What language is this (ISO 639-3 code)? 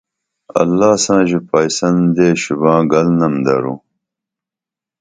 dml